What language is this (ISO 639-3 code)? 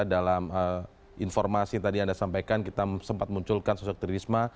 ind